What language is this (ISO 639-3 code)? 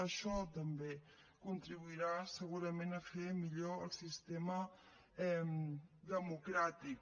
cat